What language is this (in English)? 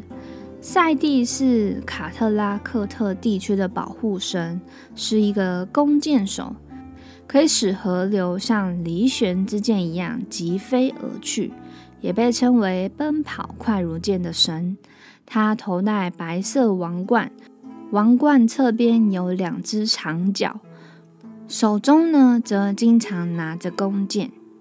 Chinese